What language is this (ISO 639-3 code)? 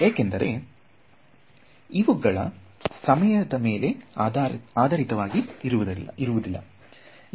kan